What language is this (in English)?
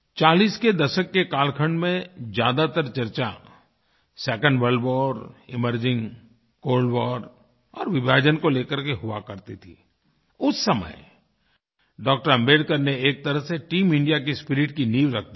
Hindi